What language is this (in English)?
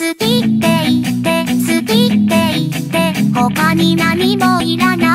Thai